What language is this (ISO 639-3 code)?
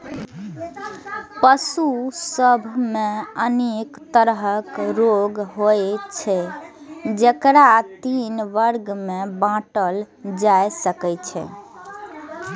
mai